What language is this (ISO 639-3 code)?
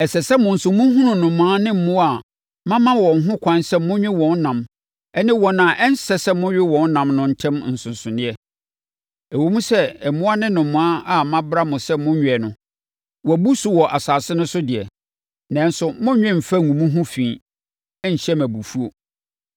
aka